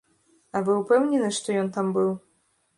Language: Belarusian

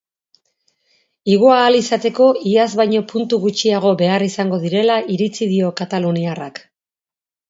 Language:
Basque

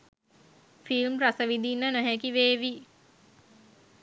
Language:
Sinhala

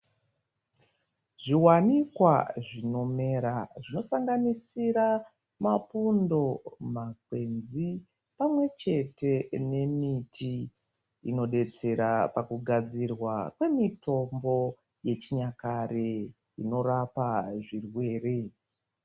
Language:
Ndau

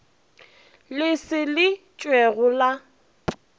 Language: Northern Sotho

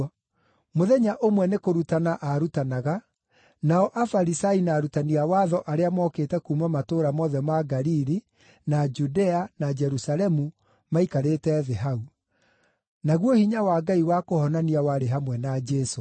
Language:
Kikuyu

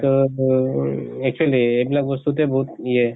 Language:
Assamese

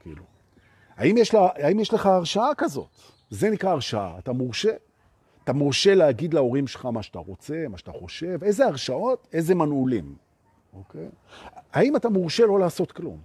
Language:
Hebrew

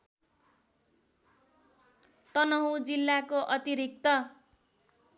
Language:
Nepali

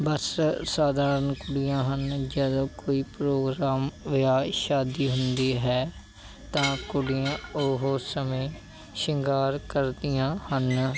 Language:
Punjabi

